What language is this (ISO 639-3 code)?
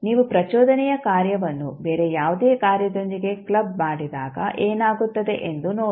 kan